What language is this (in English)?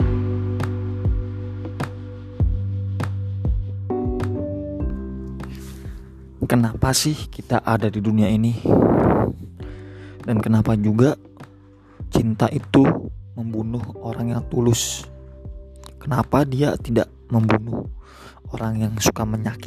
Indonesian